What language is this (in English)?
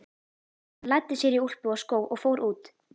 Icelandic